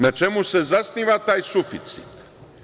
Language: Serbian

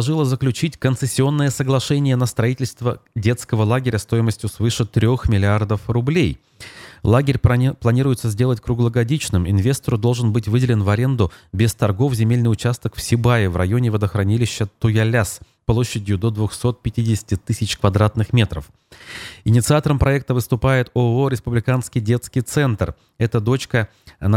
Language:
Russian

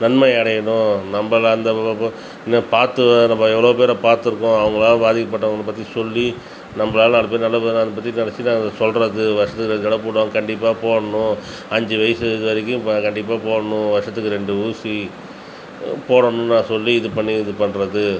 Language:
Tamil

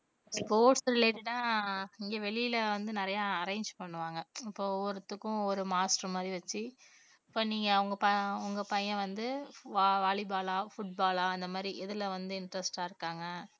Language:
Tamil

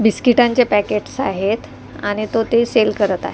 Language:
Marathi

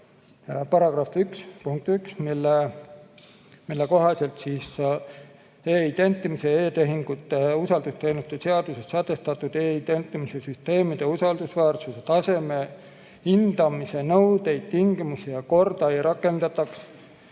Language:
Estonian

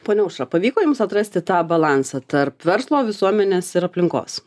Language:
Lithuanian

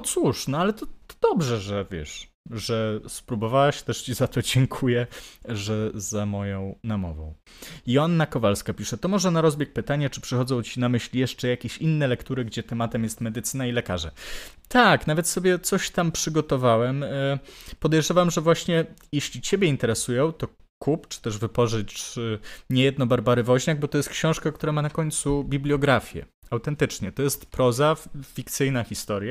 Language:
Polish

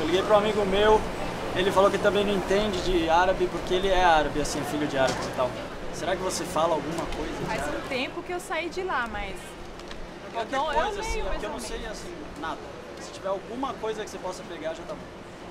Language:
Portuguese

